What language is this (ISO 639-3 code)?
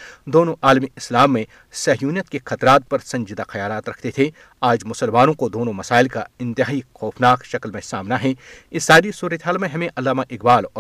urd